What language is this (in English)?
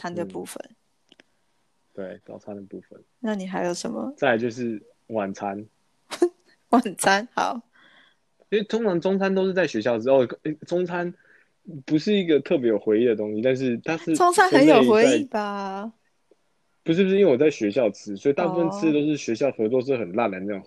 Chinese